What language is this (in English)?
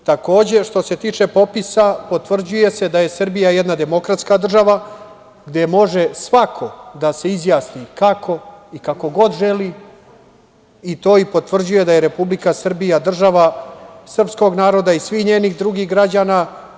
Serbian